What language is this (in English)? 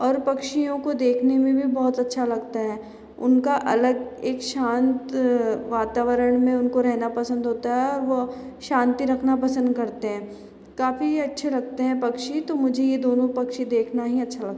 Hindi